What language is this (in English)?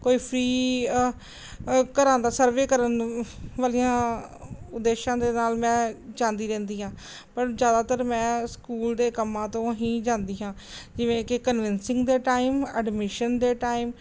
Punjabi